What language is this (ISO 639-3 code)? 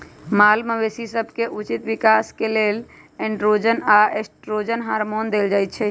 mag